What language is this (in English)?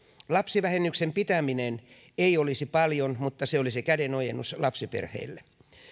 Finnish